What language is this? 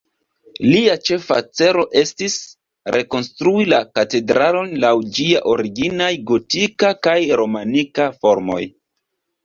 Esperanto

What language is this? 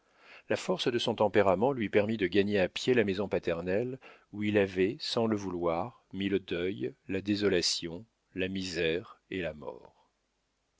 French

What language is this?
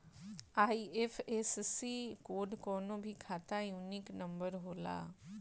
Bhojpuri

